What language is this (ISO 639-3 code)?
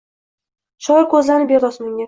uzb